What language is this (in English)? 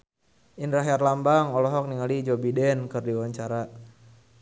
Sundanese